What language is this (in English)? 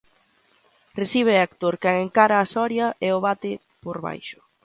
Galician